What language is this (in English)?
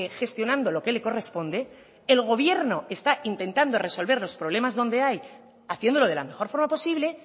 Spanish